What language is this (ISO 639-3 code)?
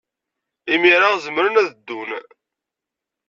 kab